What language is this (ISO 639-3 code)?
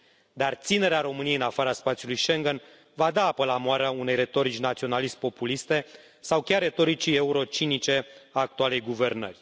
ron